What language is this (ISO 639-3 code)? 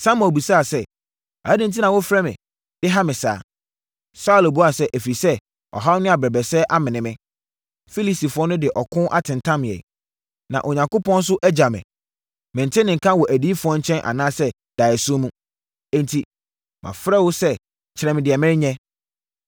aka